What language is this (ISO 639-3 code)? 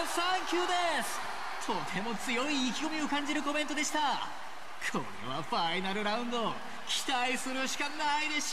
jpn